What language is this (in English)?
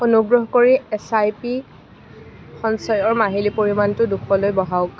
Assamese